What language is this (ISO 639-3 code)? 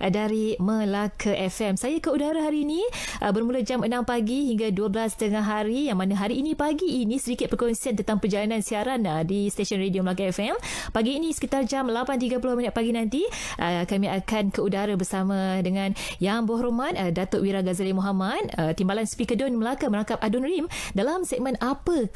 msa